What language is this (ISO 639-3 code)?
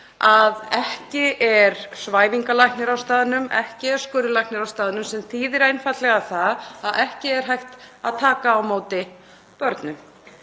isl